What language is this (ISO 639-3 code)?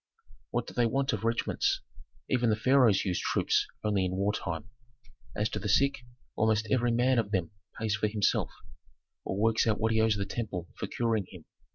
eng